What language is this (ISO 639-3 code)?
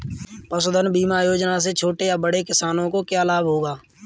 hin